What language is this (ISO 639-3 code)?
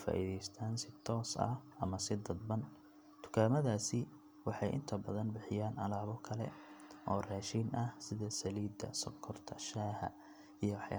som